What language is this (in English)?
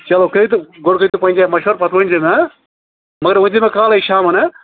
Kashmiri